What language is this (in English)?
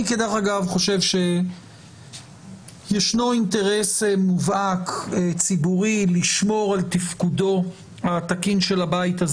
Hebrew